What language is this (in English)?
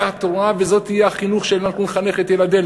Hebrew